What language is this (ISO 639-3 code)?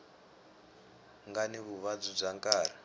tso